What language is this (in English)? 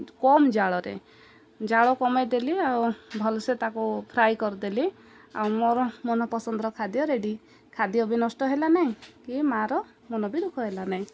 Odia